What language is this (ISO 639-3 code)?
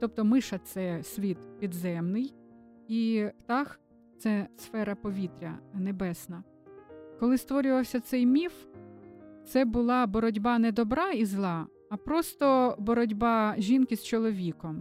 ukr